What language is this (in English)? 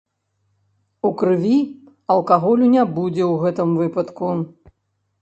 Belarusian